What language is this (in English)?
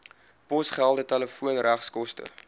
Afrikaans